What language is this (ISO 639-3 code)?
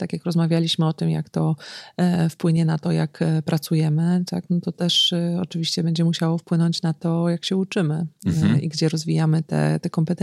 pol